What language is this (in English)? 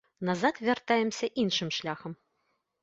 Belarusian